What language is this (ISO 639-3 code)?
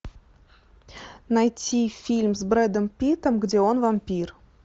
rus